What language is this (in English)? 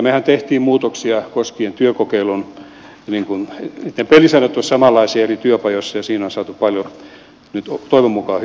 Finnish